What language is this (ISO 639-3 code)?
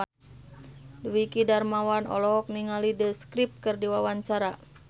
sun